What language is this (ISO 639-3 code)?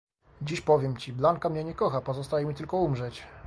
pol